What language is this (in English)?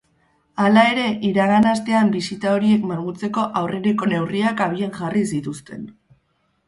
Basque